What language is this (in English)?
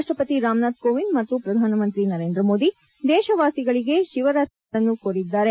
Kannada